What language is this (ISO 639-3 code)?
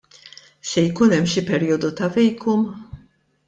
mlt